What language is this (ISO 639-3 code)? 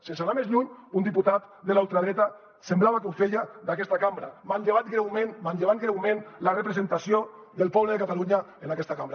cat